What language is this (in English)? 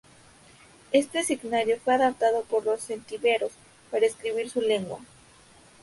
Spanish